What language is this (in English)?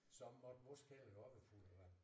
Danish